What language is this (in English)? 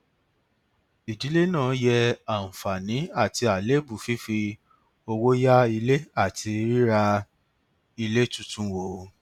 Yoruba